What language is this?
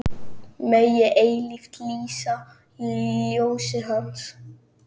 Icelandic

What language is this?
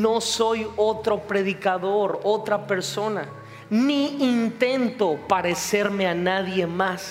Spanish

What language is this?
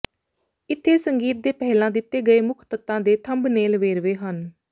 Punjabi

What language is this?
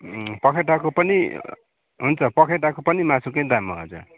Nepali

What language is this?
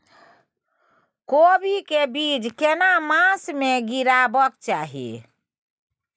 Maithili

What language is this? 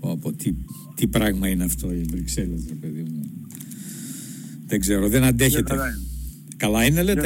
Greek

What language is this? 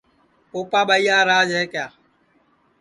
Sansi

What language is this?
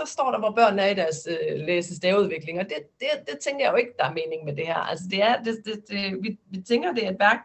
Danish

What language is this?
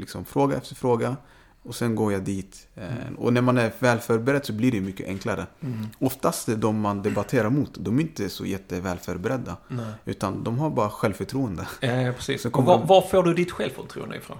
Swedish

